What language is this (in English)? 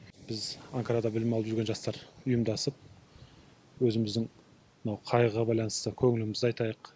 Kazakh